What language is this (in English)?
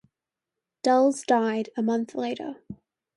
English